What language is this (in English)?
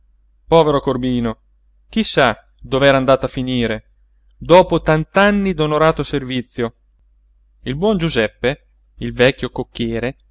Italian